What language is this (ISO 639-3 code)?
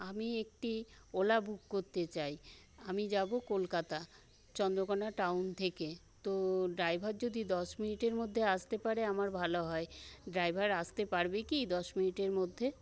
ben